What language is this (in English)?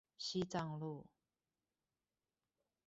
Chinese